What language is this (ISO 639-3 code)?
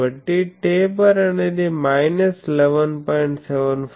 tel